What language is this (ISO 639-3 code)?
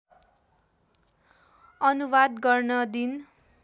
nep